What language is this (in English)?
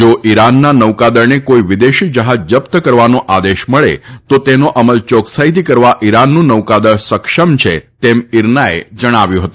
Gujarati